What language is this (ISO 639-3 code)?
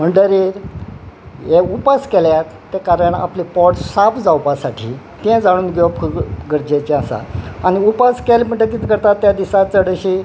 kok